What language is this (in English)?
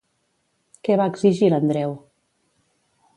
Catalan